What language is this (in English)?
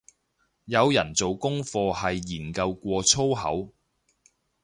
Cantonese